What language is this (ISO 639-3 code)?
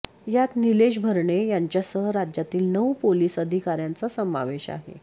mar